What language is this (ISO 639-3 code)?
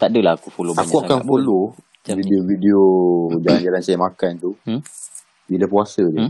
msa